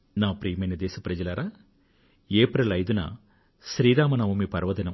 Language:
Telugu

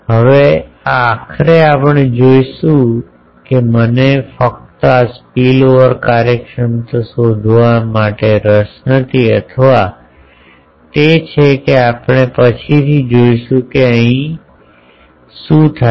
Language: Gujarati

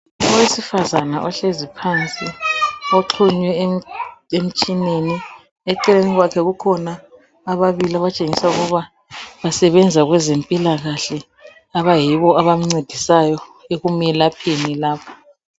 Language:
North Ndebele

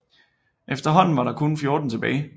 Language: Danish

